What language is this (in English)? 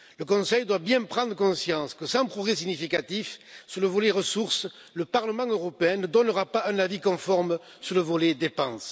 French